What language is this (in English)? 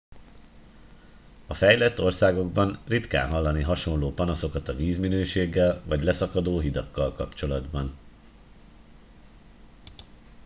Hungarian